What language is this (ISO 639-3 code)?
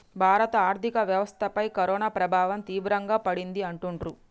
tel